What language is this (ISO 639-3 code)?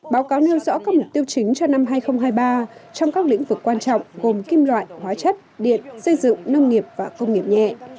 vie